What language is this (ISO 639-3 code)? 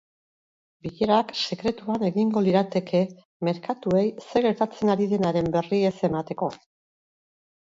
eus